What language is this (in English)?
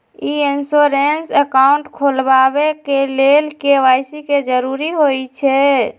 Magahi